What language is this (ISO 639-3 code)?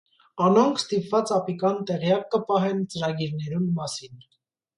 hye